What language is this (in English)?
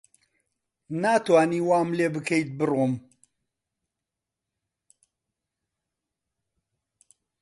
Central Kurdish